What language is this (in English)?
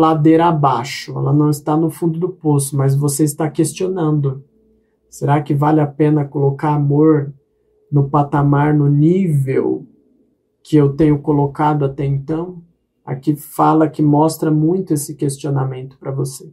Portuguese